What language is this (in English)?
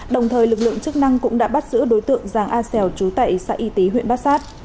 Vietnamese